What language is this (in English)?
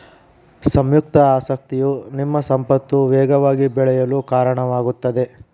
Kannada